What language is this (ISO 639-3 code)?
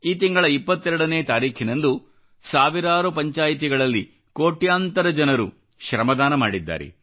kan